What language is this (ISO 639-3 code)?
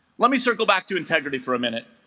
eng